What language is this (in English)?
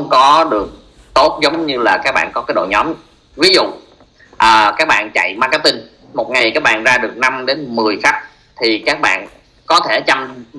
Vietnamese